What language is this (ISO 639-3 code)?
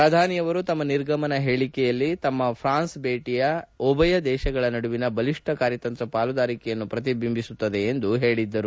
kan